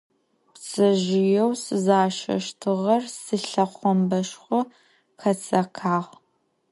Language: Adyghe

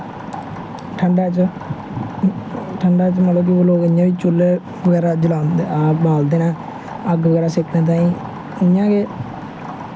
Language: Dogri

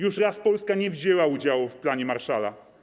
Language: Polish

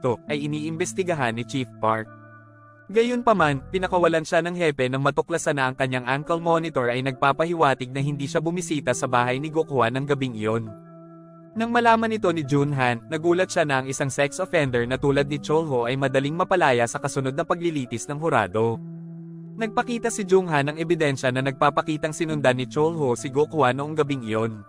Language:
Filipino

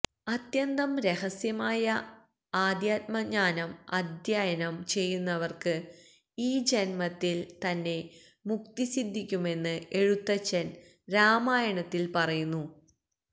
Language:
Malayalam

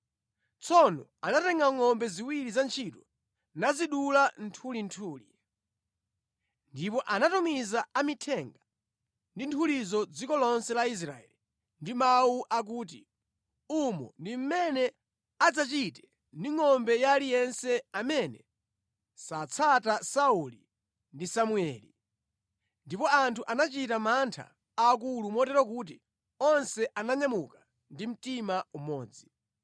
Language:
Nyanja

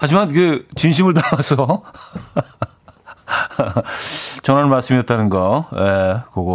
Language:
Korean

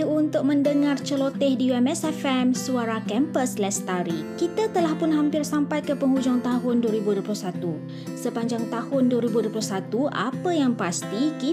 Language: Malay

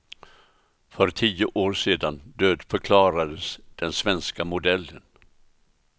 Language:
Swedish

